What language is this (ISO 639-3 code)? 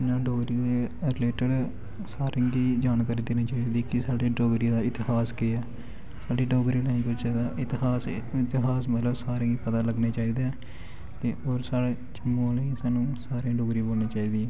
doi